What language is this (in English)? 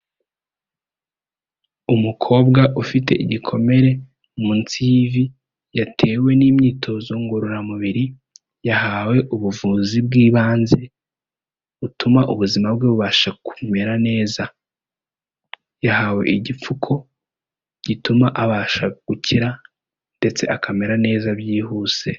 Kinyarwanda